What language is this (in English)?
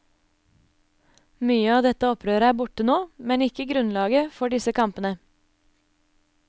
Norwegian